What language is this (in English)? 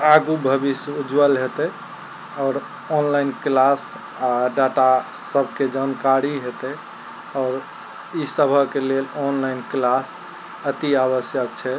Maithili